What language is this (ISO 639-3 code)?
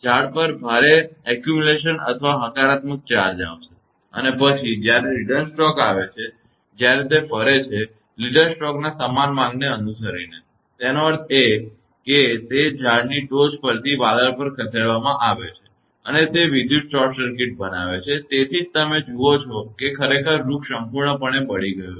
guj